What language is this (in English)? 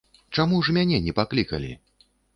Belarusian